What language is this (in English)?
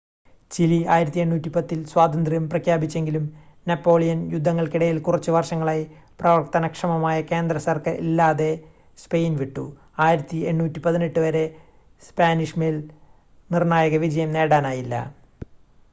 Malayalam